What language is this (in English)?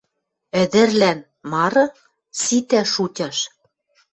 Western Mari